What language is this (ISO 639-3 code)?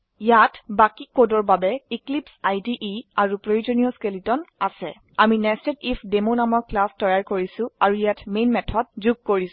asm